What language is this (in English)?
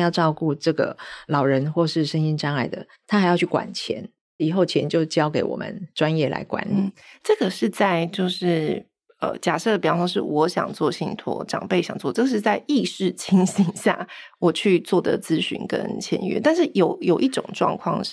Chinese